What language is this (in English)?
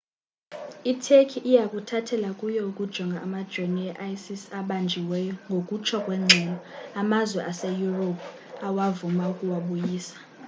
Xhosa